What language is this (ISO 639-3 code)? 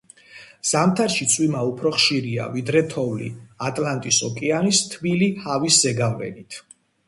kat